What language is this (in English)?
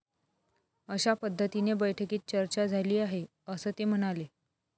Marathi